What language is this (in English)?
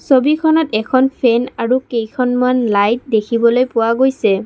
Assamese